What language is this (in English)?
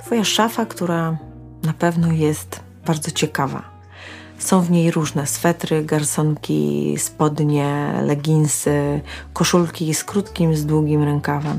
Polish